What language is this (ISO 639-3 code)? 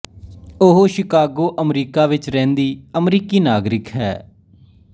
pan